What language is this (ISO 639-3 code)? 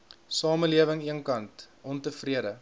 afr